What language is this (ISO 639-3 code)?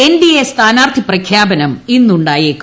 mal